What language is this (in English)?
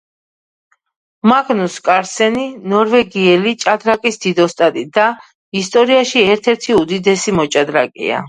Georgian